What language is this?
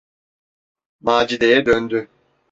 Turkish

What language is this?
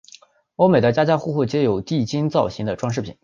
Chinese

